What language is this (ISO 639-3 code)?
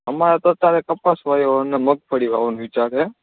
guj